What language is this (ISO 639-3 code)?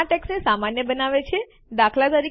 guj